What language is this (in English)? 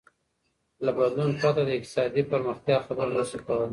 Pashto